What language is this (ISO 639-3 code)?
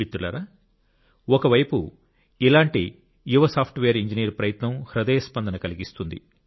tel